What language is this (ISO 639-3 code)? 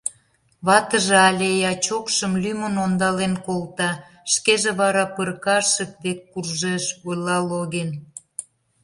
chm